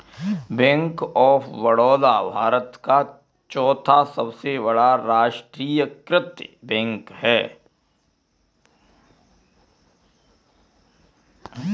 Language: Hindi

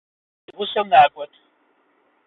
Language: Kabardian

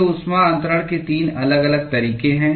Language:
Hindi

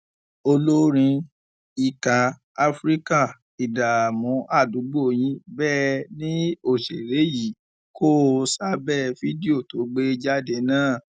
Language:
Yoruba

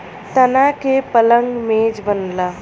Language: Bhojpuri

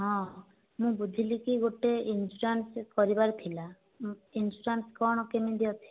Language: Odia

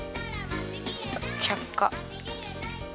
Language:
Japanese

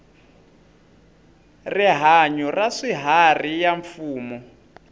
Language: Tsonga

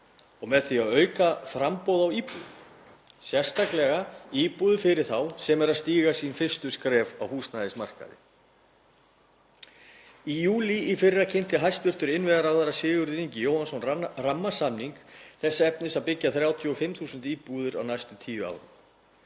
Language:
Icelandic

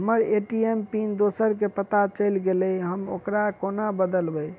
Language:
Maithili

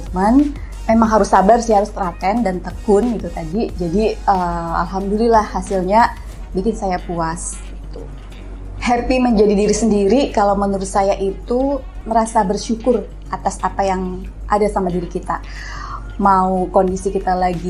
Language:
Indonesian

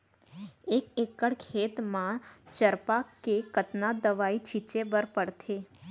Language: Chhattisgarhi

